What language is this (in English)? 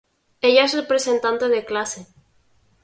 Spanish